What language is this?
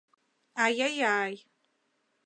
Mari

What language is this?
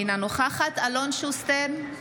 Hebrew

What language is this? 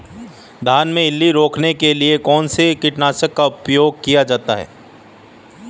Hindi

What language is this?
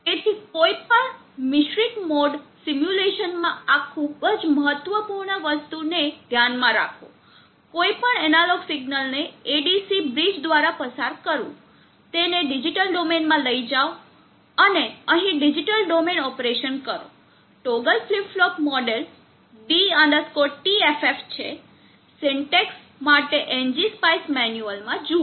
Gujarati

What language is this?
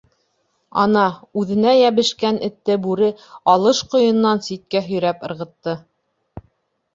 Bashkir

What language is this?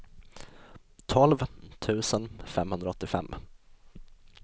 Swedish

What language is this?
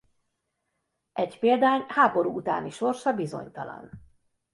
Hungarian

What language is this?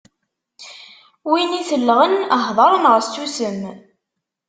Kabyle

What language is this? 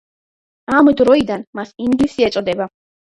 Georgian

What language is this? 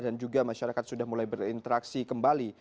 Indonesian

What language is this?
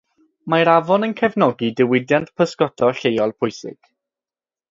Welsh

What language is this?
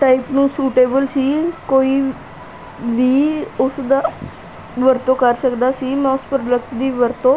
Punjabi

